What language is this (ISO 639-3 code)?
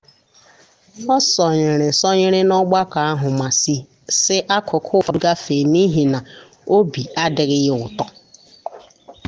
ibo